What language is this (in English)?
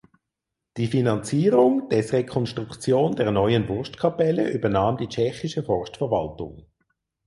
German